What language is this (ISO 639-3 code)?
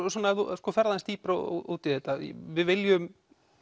isl